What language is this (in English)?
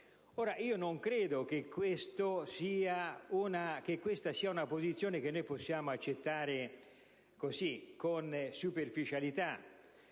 Italian